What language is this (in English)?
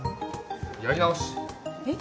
Japanese